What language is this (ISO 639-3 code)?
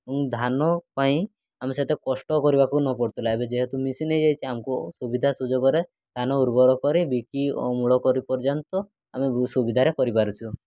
ori